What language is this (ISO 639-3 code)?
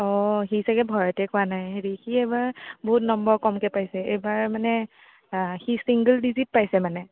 asm